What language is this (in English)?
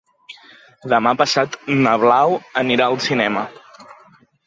Catalan